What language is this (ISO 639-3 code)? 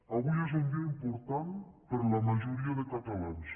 cat